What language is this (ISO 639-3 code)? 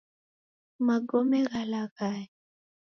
dav